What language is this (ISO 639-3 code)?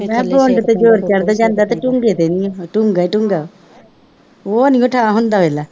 pan